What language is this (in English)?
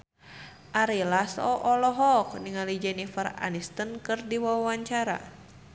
Sundanese